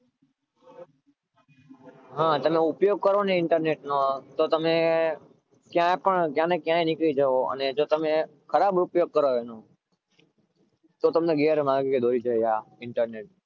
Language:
Gujarati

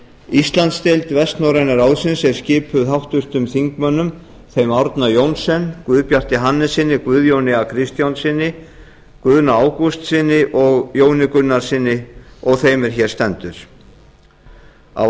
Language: Icelandic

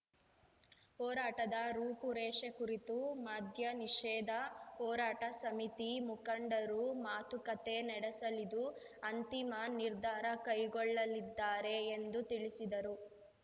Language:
Kannada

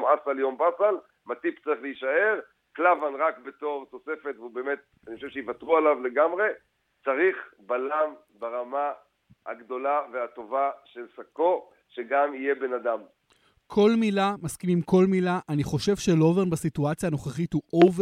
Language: Hebrew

